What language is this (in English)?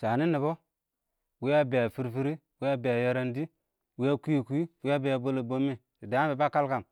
Awak